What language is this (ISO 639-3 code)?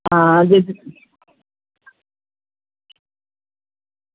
doi